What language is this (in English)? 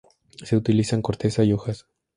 Spanish